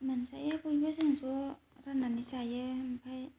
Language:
Bodo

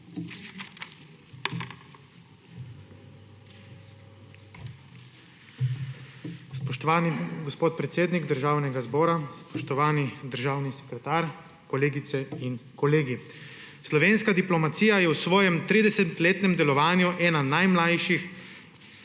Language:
Slovenian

